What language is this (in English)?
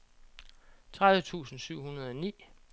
Danish